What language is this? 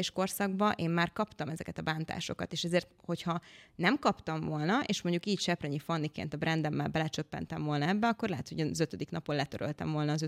Hungarian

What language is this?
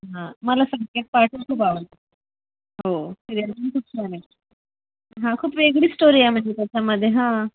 Marathi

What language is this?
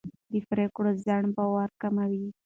Pashto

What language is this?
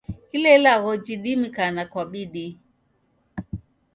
Taita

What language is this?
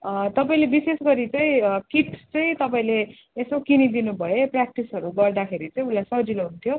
Nepali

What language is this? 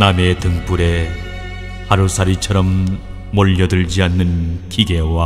Korean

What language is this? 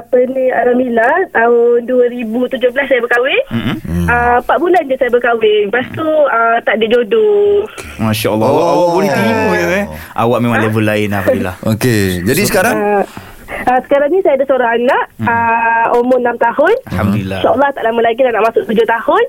Malay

